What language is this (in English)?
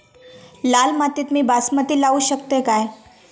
Marathi